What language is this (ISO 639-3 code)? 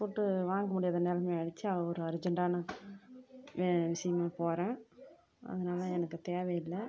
tam